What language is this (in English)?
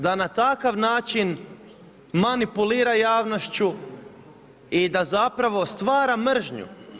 Croatian